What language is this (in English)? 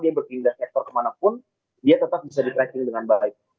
Indonesian